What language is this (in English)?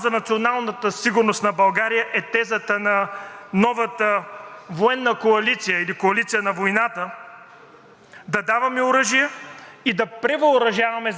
Bulgarian